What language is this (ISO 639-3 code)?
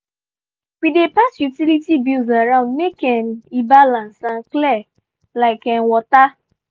pcm